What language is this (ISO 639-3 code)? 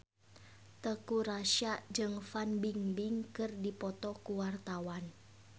sun